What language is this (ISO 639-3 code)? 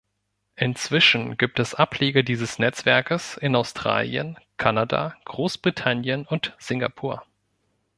deu